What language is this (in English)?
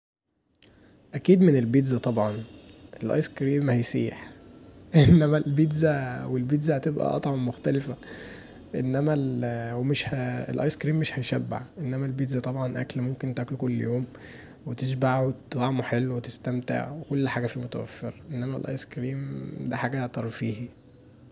Egyptian Arabic